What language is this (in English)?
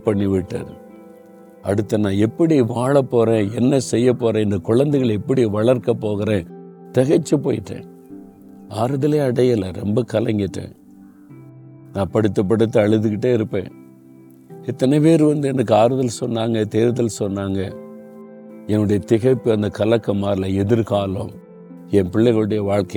Tamil